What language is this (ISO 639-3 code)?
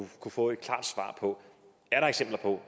dan